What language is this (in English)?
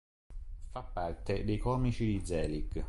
Italian